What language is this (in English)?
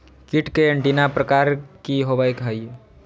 Magahi